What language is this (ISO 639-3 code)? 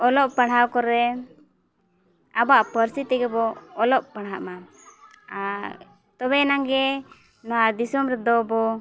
sat